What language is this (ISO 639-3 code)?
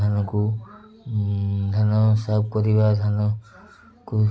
ori